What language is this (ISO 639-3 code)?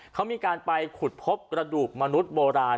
tha